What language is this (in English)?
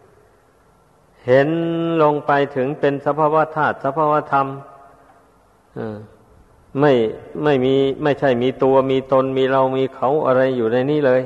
Thai